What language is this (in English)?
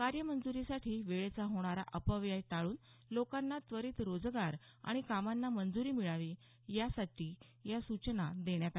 Marathi